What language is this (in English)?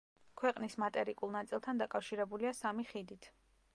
Georgian